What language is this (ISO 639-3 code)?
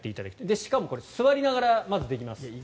jpn